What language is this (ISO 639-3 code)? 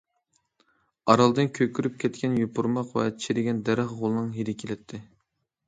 uig